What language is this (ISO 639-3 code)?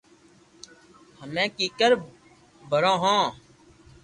lrk